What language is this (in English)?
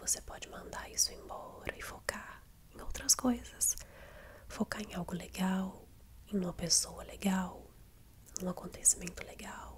Portuguese